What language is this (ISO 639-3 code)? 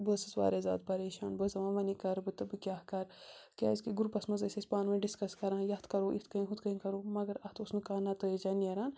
kas